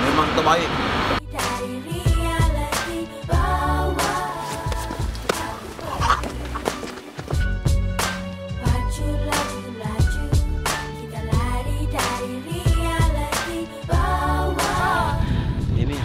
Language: Malay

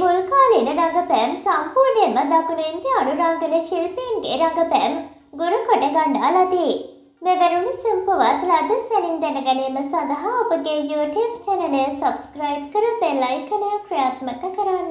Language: Turkish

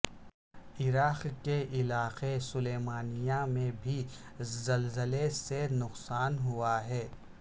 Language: Urdu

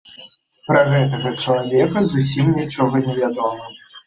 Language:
Belarusian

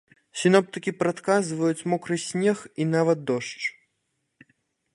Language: Belarusian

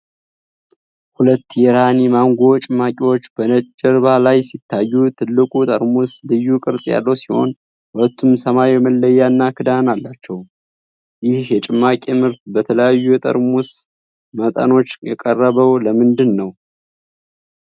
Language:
Amharic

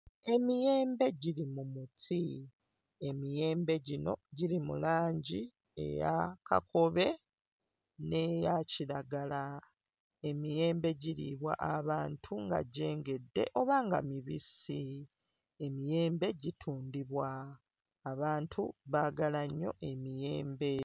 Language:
Ganda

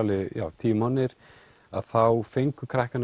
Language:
Icelandic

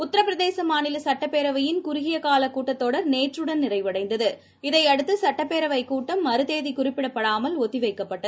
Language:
Tamil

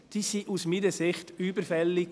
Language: Swiss German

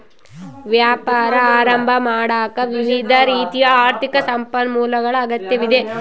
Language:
Kannada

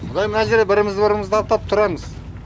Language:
Kazakh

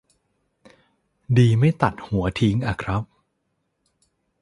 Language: Thai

